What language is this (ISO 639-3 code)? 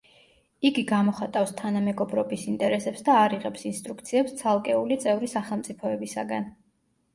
kat